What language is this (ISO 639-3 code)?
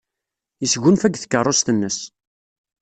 kab